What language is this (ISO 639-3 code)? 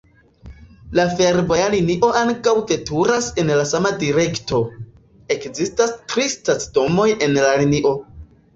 epo